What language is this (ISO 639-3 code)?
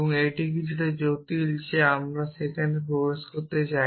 ben